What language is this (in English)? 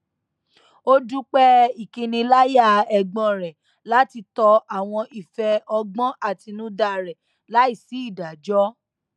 Yoruba